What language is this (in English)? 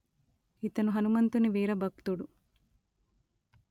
Telugu